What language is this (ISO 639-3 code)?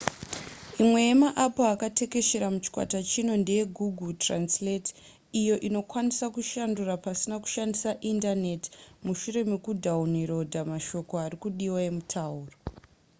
sna